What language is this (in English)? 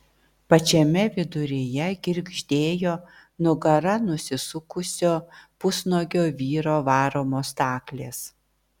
Lithuanian